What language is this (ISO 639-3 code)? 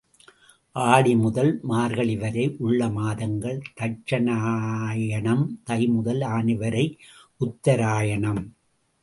tam